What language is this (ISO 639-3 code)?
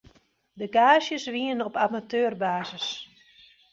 fry